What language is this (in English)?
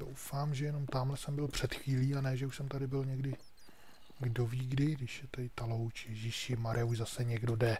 Czech